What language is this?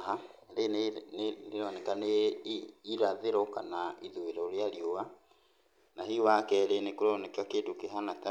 Kikuyu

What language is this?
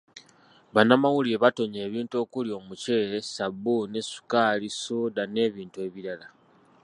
Ganda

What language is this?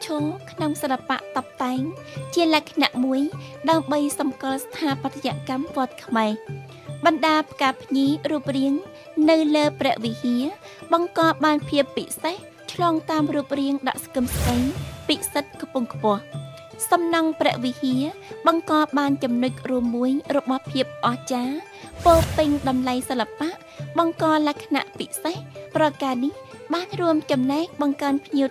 Thai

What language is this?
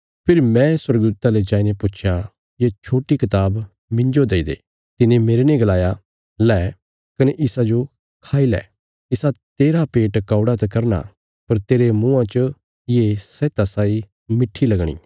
Bilaspuri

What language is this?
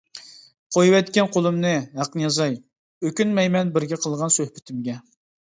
Uyghur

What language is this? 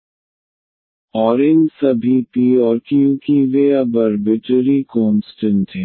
Hindi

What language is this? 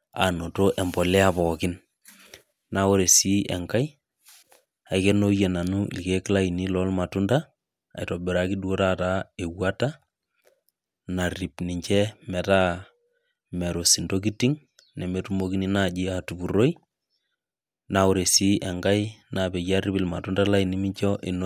Masai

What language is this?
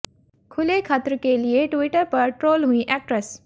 Hindi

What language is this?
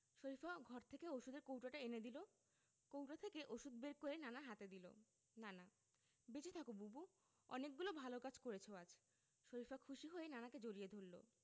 Bangla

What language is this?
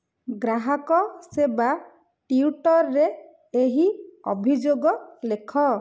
Odia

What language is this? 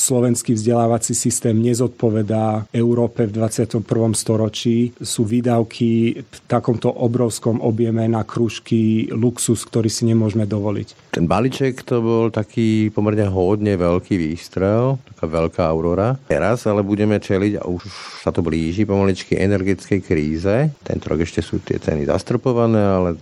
Slovak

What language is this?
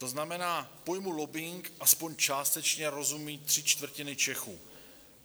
Czech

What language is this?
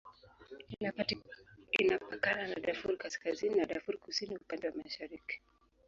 Swahili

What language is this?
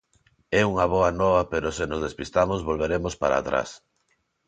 Galician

